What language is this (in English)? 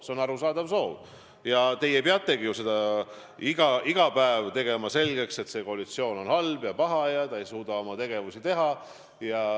Estonian